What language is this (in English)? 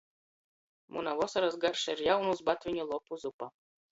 Latgalian